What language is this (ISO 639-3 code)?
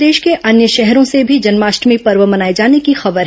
hin